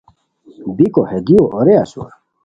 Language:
Khowar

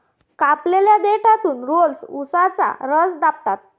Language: Marathi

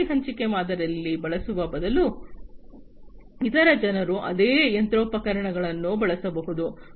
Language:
Kannada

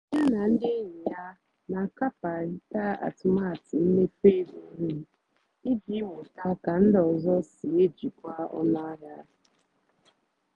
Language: Igbo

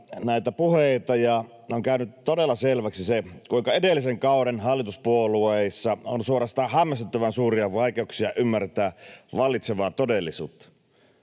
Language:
Finnish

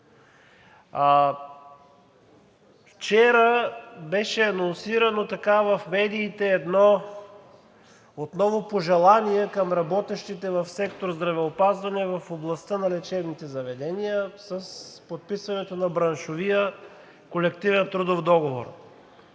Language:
Bulgarian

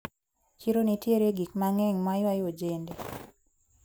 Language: Luo (Kenya and Tanzania)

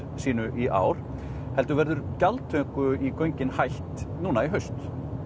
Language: Icelandic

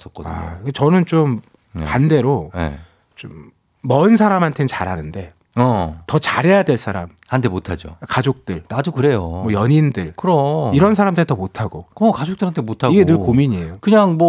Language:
Korean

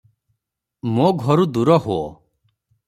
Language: Odia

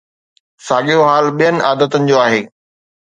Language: Sindhi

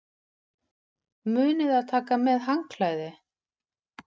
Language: Icelandic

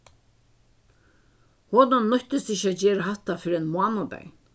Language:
Faroese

